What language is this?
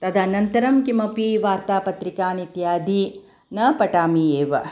Sanskrit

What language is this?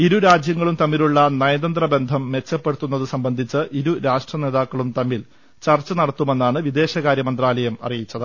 Malayalam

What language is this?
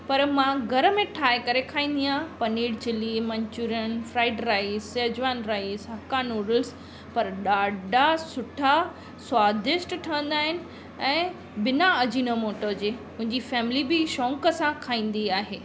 Sindhi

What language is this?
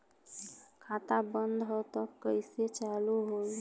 Bhojpuri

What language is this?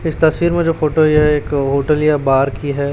Hindi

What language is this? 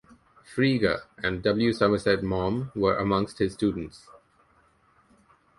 English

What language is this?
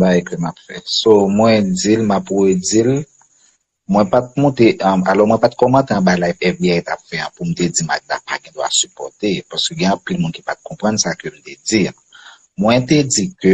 French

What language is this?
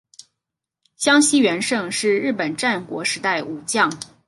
Chinese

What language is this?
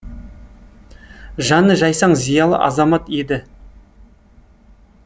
Kazakh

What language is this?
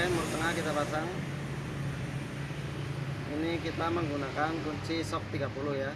Indonesian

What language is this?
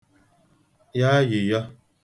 Igbo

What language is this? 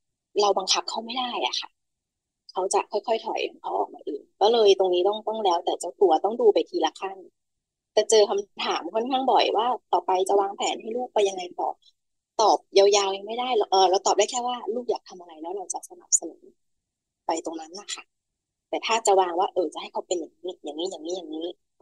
Thai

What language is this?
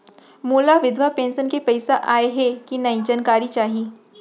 Chhattisgarhi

